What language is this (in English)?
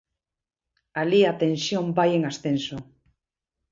Galician